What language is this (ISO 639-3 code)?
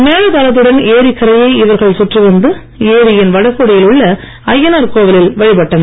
tam